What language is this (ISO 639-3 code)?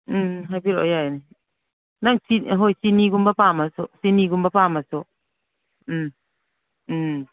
mni